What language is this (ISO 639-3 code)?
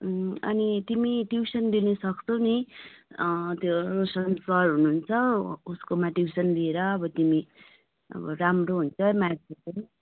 nep